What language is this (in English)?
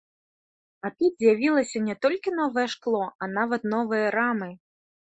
Belarusian